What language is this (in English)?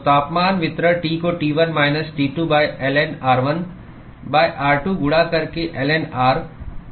Hindi